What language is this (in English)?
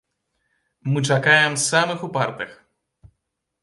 Belarusian